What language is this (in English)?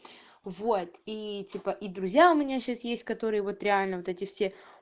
Russian